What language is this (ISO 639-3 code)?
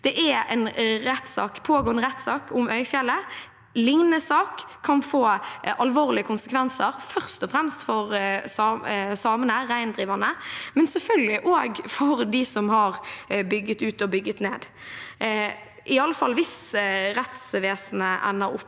nor